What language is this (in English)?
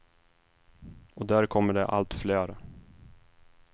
Swedish